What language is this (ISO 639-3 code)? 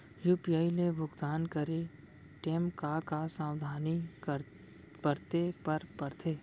hne